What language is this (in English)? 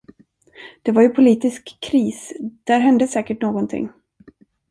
Swedish